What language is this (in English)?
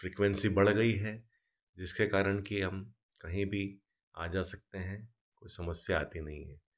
Hindi